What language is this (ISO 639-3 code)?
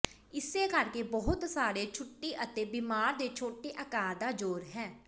pan